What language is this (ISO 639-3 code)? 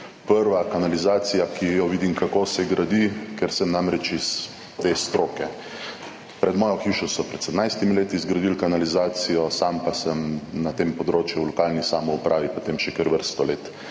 slv